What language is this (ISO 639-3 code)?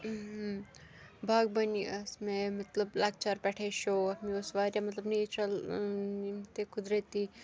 kas